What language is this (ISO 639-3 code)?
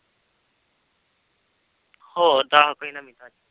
pan